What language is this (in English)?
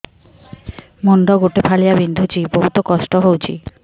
Odia